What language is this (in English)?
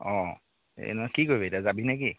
Assamese